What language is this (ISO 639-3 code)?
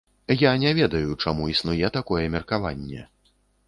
bel